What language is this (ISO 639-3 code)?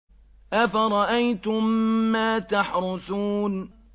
ara